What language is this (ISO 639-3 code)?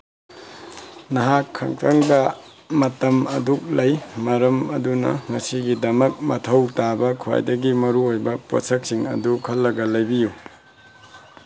mni